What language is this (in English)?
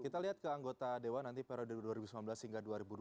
Indonesian